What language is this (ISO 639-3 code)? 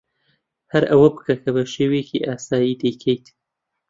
ckb